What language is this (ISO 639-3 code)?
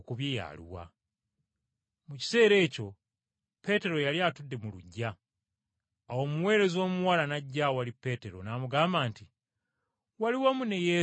lug